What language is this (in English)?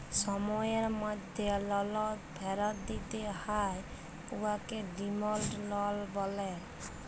Bangla